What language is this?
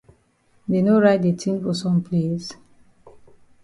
Cameroon Pidgin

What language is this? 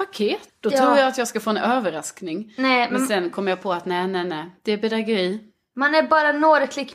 Swedish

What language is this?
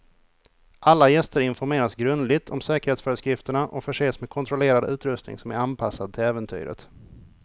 Swedish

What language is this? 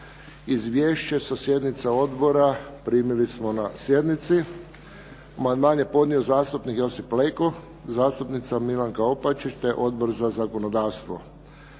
Croatian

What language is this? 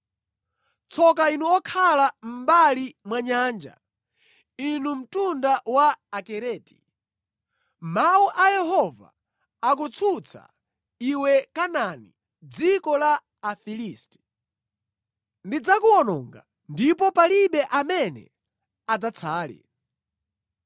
Nyanja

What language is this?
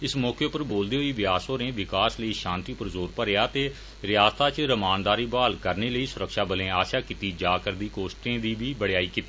Dogri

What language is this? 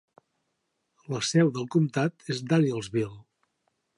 Catalan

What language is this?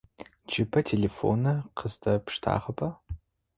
Adyghe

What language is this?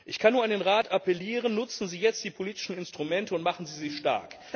German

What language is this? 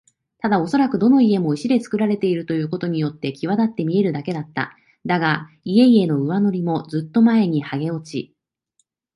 Japanese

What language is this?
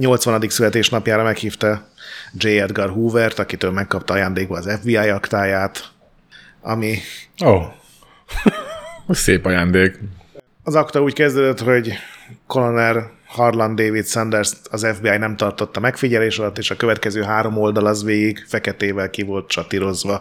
Hungarian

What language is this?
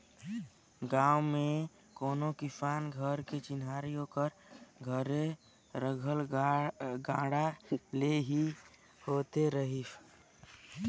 Chhattisgarhi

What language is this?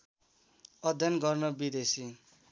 Nepali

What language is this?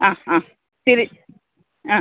Malayalam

